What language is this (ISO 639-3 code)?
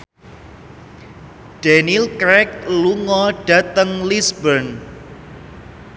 jav